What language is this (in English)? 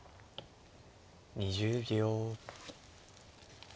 Japanese